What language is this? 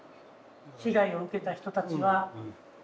Japanese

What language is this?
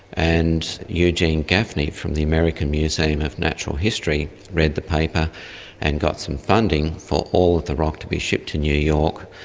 English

